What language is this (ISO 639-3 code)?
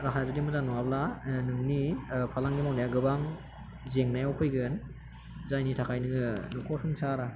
brx